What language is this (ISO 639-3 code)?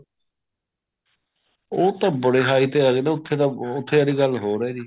pan